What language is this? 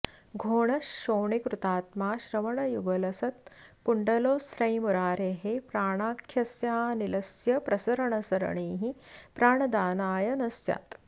Sanskrit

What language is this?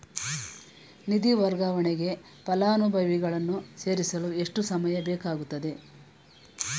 Kannada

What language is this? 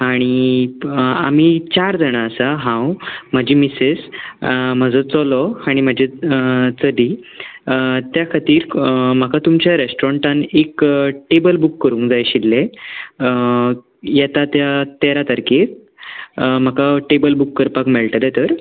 Konkani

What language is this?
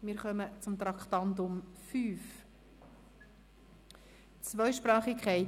Swiss German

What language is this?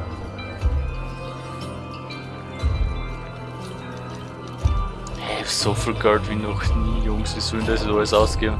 German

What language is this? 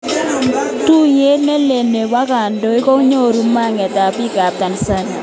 Kalenjin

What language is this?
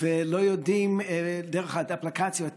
Hebrew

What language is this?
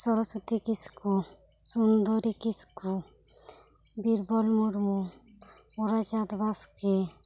Santali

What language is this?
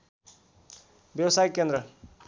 Nepali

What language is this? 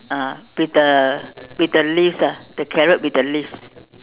English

